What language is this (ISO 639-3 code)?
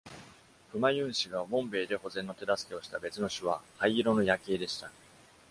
jpn